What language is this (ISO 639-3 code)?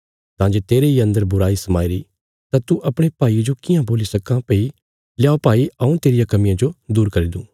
kfs